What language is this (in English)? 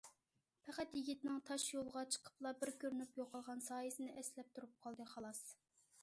Uyghur